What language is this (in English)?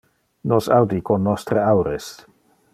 Interlingua